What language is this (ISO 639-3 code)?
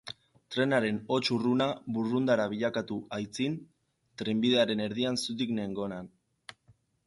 eus